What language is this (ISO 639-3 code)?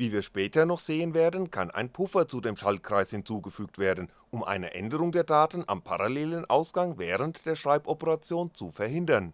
deu